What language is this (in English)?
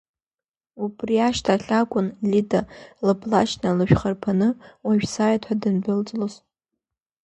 Abkhazian